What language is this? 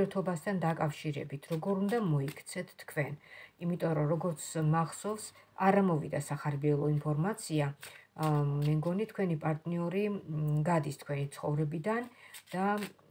Romanian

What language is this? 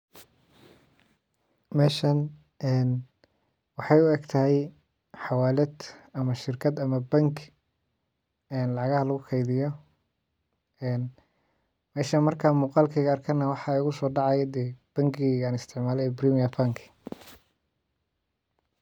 Somali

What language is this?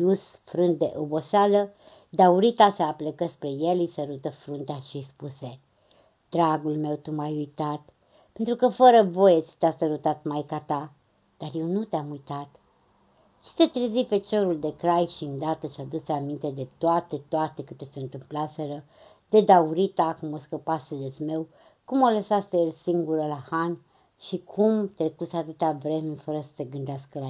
Romanian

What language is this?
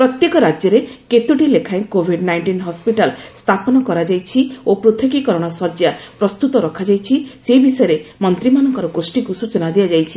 Odia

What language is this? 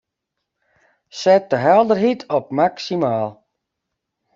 Western Frisian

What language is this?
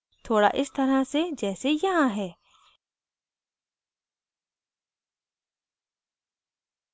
Hindi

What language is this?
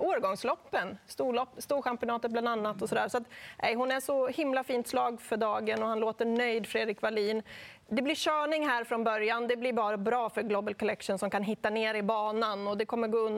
Swedish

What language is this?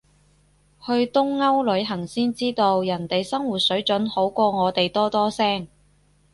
Cantonese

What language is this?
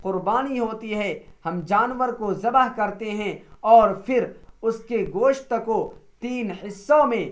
Urdu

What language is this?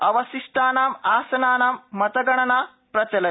Sanskrit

